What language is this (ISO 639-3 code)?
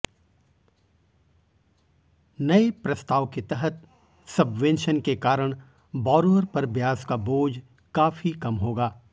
hin